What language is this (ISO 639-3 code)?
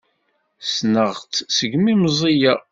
kab